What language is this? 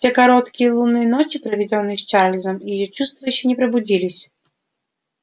Russian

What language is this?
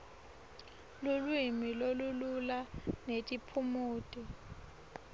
Swati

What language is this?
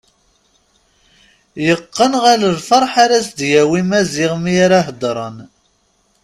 Kabyle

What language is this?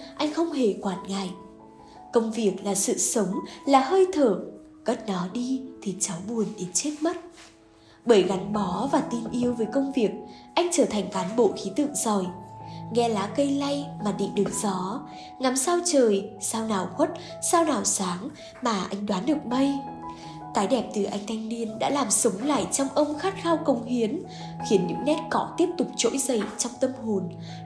Vietnamese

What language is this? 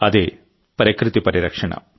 Telugu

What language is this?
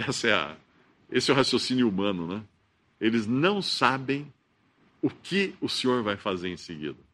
Portuguese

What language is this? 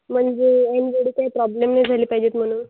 Marathi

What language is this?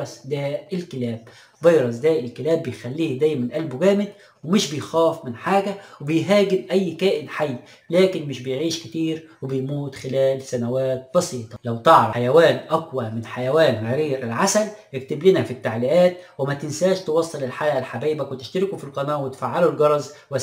Arabic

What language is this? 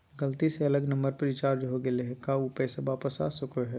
Magahi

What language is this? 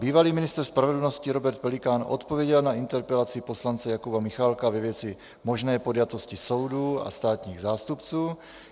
Czech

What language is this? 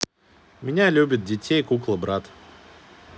Russian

